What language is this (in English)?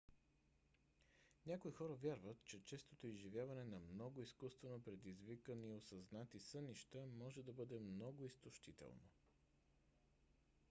Bulgarian